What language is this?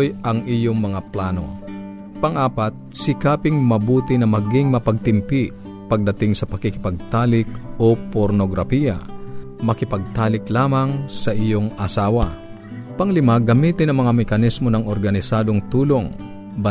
Filipino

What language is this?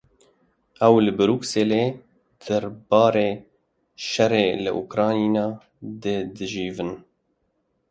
Kurdish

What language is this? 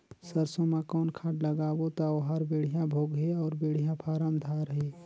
Chhattisgarhi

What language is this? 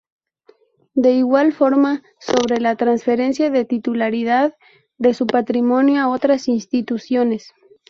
Spanish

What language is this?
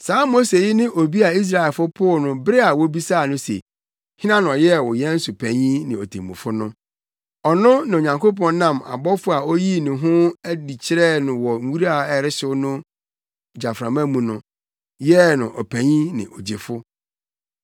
Akan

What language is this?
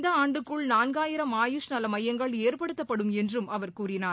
Tamil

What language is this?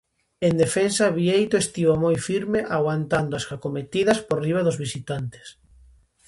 Galician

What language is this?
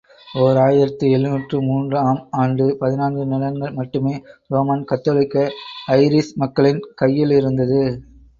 Tamil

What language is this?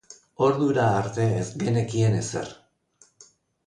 Basque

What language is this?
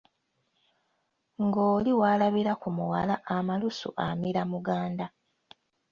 Ganda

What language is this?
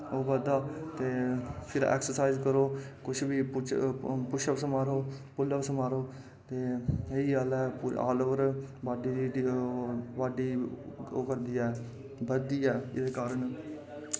Dogri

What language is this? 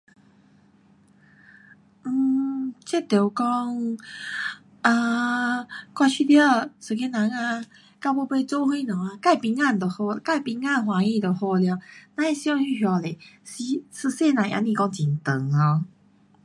Pu-Xian Chinese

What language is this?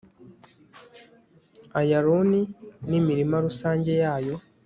Kinyarwanda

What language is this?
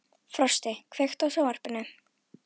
Icelandic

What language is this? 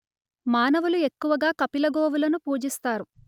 Telugu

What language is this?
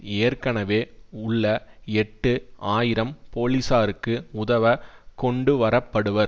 Tamil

